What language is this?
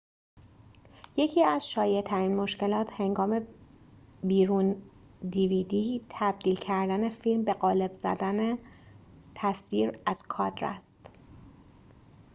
Persian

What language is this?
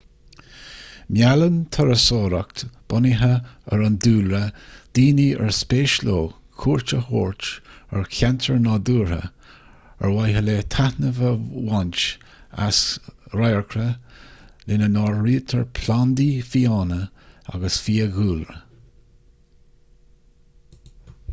Irish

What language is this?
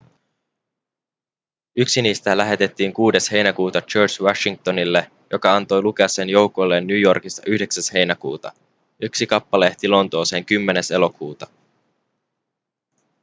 Finnish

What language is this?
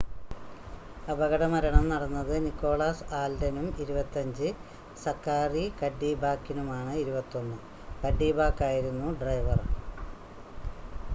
Malayalam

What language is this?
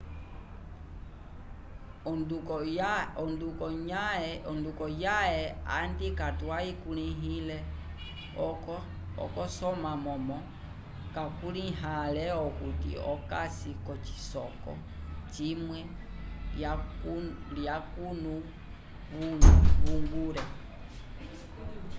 Umbundu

